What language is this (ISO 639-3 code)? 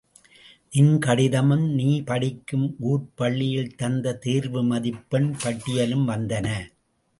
tam